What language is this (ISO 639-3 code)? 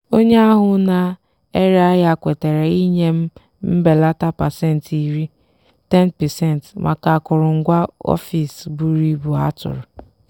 ibo